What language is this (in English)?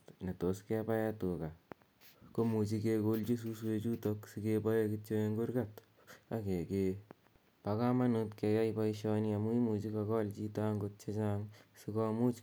Kalenjin